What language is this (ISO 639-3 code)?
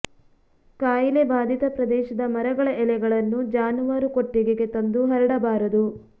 kan